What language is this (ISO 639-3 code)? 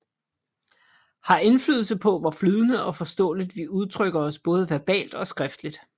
dan